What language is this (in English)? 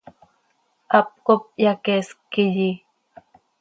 Seri